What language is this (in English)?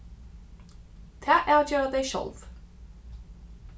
Faroese